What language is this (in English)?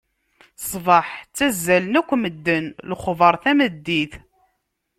Kabyle